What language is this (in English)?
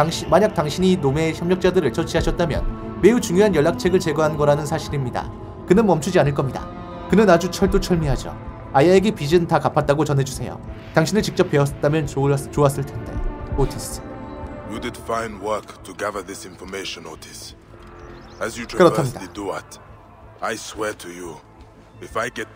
Korean